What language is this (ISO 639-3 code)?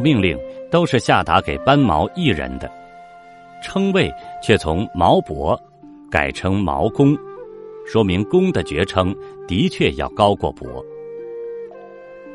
zho